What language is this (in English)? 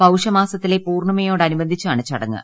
Malayalam